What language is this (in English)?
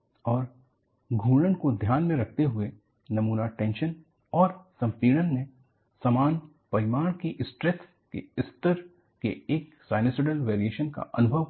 Hindi